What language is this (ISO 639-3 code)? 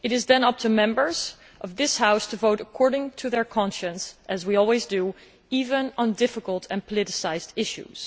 eng